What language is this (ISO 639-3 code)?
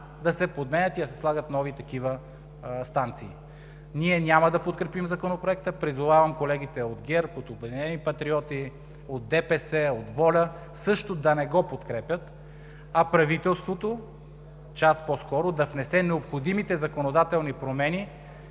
bul